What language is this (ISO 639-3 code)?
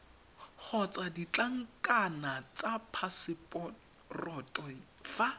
tsn